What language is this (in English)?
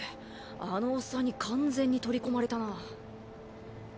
Japanese